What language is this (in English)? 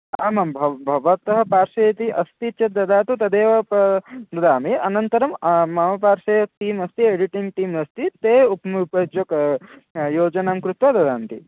Sanskrit